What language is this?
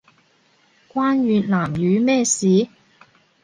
Cantonese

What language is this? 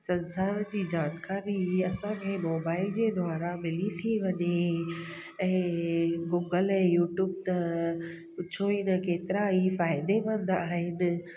Sindhi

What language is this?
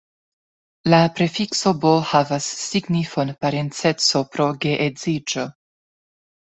Esperanto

